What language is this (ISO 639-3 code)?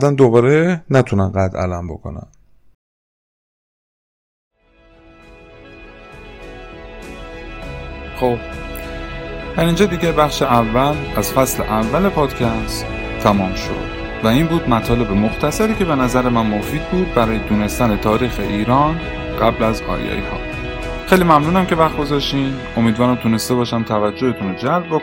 fas